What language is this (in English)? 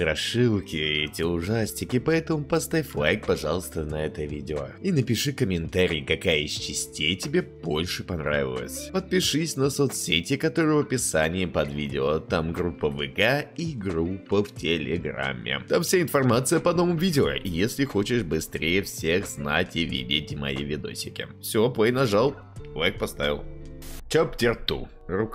Russian